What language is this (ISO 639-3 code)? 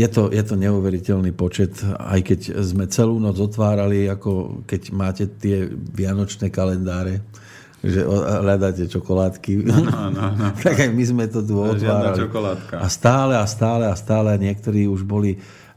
slk